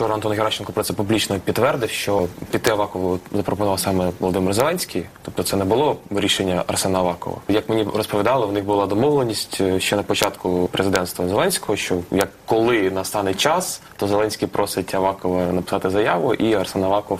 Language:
Ukrainian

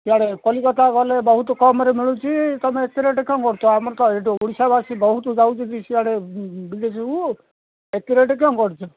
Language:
Odia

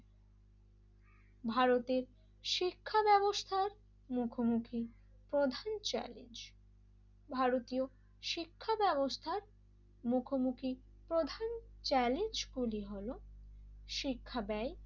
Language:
Bangla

